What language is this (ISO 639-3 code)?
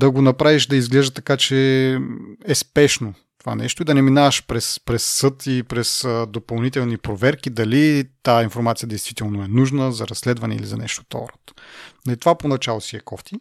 bul